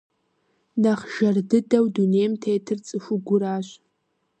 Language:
Kabardian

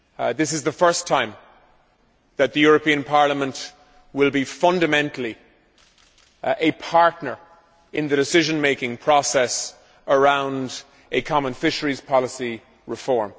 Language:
English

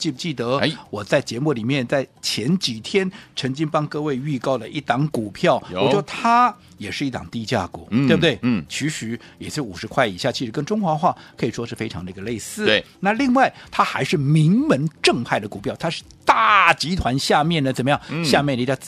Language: Chinese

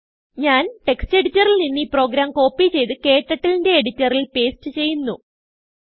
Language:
Malayalam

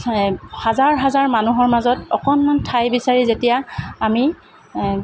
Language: Assamese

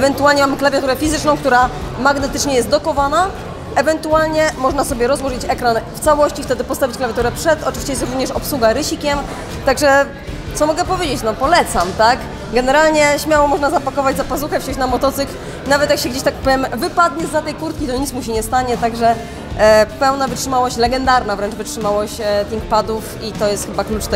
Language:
Polish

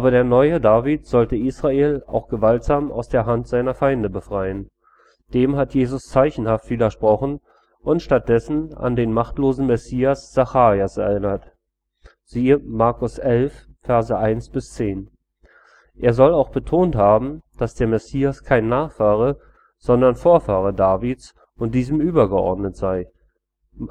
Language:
German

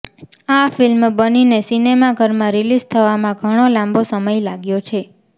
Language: Gujarati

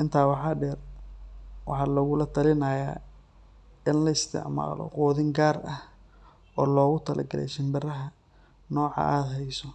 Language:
Somali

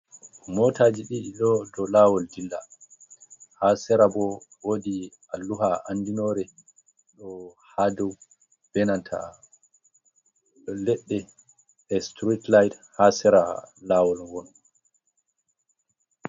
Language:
Fula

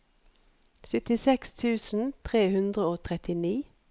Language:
Norwegian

